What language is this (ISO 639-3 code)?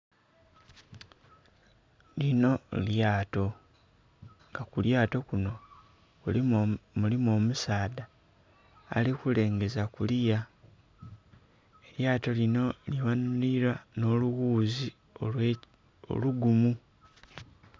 xog